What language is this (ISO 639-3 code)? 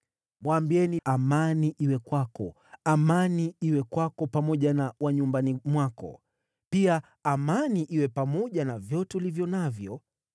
swa